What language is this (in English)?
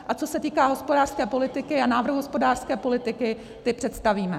Czech